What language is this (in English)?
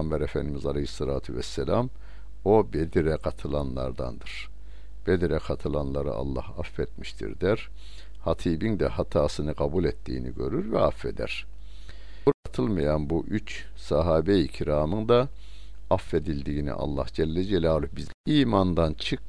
Turkish